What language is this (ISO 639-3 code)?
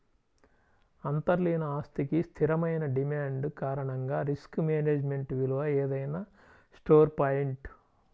tel